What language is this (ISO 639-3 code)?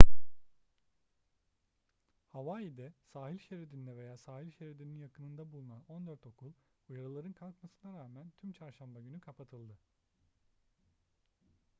tur